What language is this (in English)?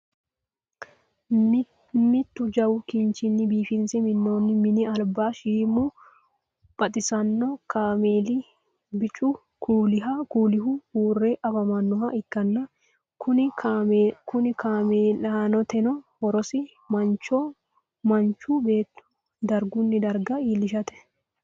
Sidamo